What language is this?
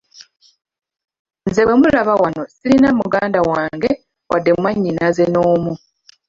Ganda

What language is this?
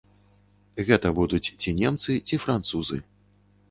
Belarusian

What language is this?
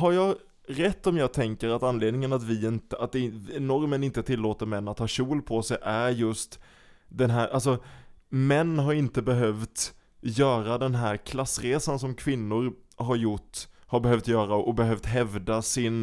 Swedish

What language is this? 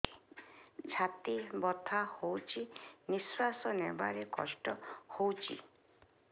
Odia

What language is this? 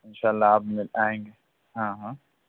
Urdu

